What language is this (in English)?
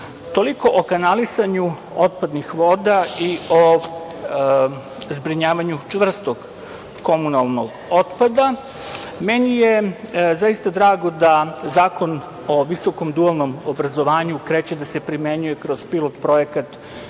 Serbian